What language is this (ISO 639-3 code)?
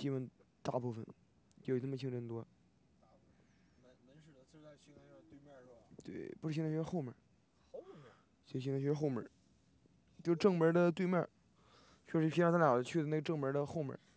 zho